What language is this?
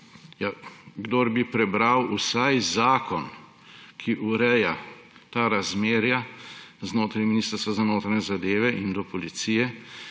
Slovenian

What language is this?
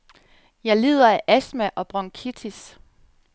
Danish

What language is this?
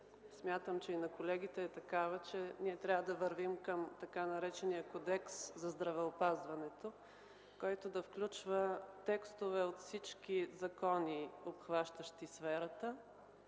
Bulgarian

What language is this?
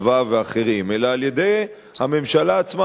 Hebrew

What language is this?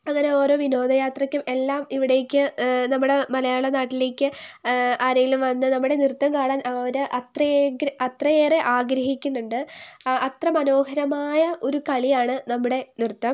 Malayalam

